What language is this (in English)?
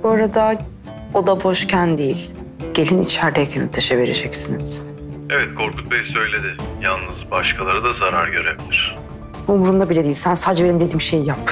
Turkish